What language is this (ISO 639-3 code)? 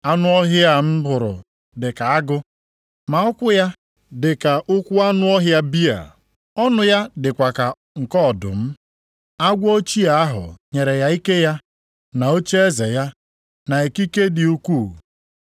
ibo